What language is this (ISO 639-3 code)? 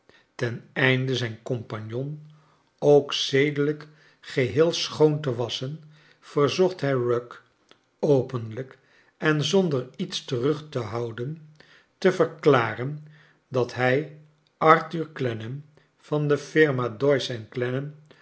nld